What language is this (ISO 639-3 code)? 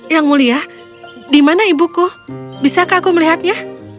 ind